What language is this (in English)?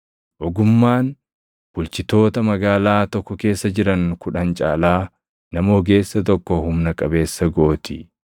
Oromo